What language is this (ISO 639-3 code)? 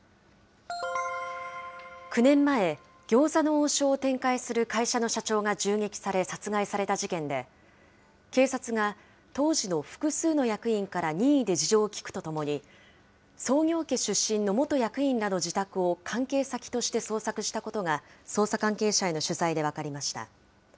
jpn